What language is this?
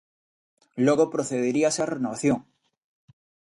Galician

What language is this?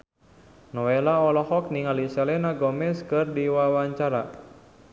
Sundanese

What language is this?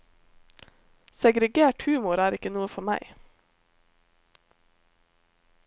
Norwegian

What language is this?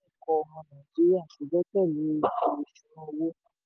Yoruba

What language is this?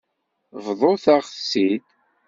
Kabyle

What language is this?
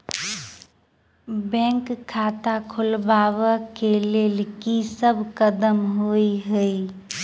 Maithili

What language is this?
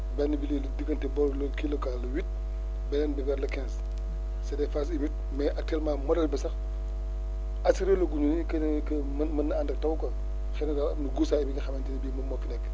Wolof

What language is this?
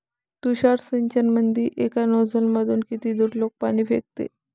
Marathi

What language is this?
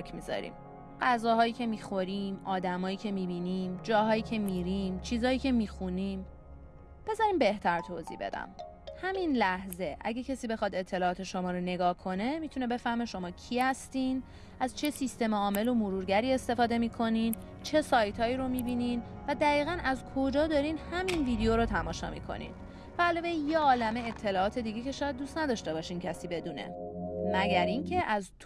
Persian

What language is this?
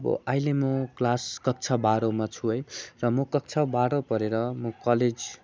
Nepali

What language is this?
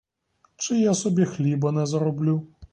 Ukrainian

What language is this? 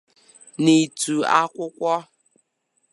Igbo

